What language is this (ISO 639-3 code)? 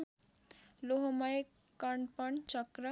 nep